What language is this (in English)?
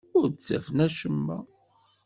Kabyle